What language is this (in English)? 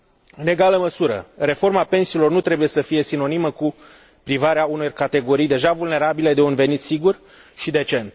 Romanian